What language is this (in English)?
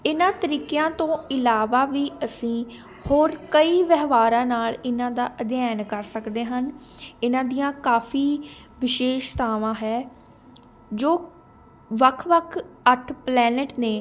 Punjabi